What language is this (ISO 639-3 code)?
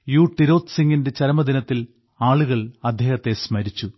mal